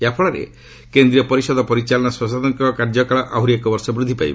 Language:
Odia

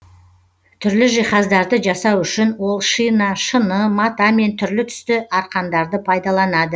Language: Kazakh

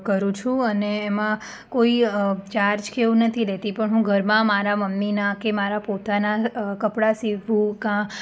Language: Gujarati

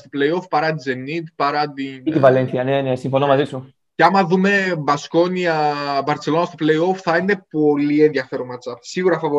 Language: Greek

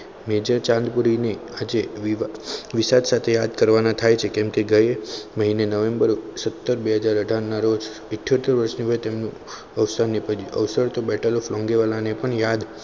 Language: Gujarati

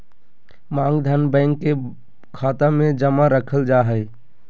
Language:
Magahi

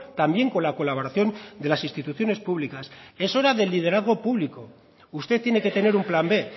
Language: Spanish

